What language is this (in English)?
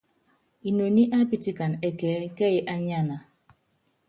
Yangben